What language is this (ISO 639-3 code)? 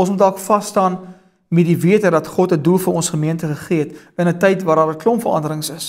nld